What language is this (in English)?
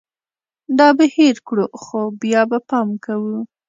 Pashto